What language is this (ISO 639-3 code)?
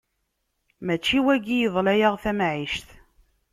kab